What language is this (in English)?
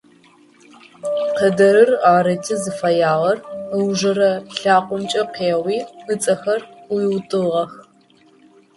Adyghe